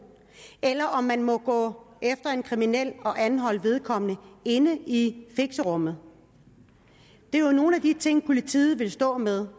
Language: Danish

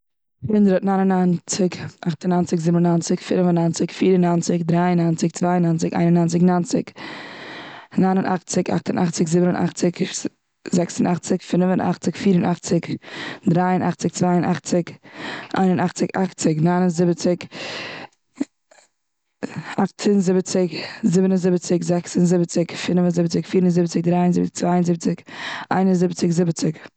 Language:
Yiddish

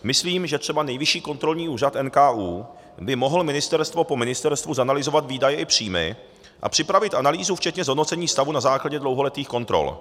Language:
Czech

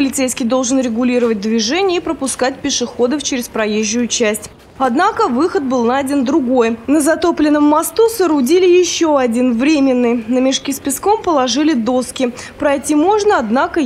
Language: Russian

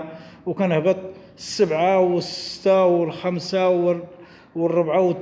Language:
Arabic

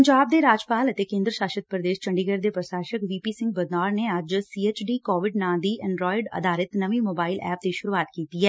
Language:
Punjabi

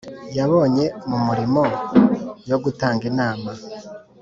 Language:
Kinyarwanda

